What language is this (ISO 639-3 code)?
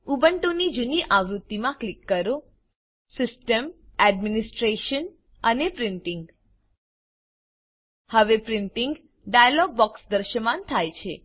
guj